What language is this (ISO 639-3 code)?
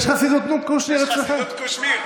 heb